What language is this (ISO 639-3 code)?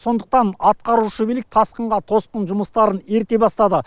kaz